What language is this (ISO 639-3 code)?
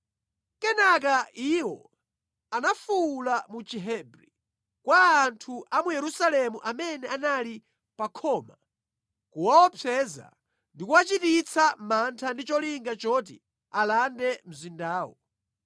nya